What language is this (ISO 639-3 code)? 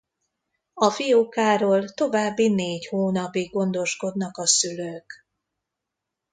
hun